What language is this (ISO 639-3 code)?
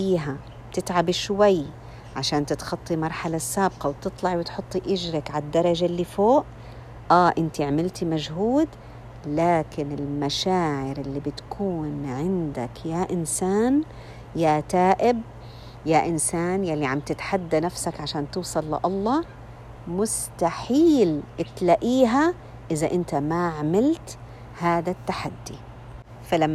ara